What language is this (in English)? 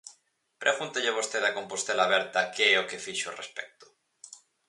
Galician